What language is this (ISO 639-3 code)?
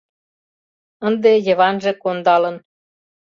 chm